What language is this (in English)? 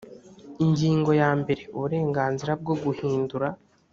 Kinyarwanda